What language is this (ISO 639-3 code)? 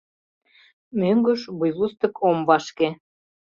chm